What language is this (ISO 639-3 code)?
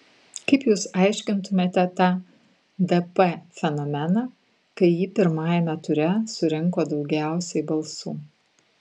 lit